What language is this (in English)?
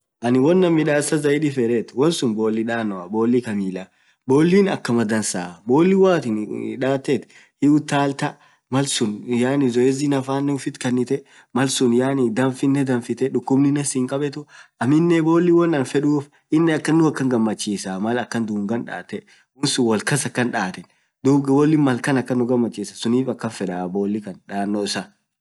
Orma